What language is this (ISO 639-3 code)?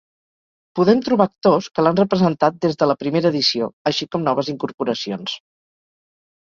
cat